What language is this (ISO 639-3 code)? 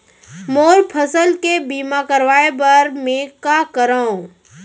hne